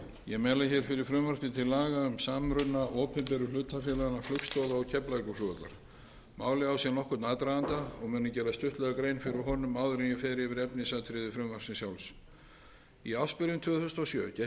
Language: Icelandic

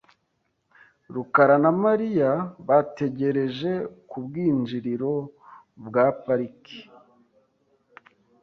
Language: Kinyarwanda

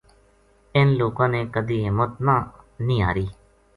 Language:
Gujari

